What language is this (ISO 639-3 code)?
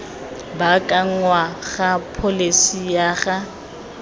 tsn